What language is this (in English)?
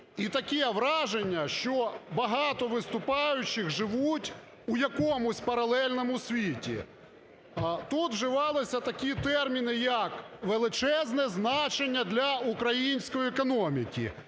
Ukrainian